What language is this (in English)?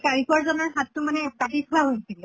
Assamese